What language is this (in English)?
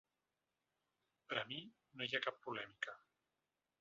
Catalan